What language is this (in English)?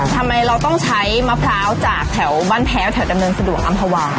Thai